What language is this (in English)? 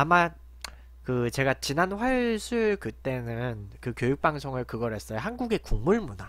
Korean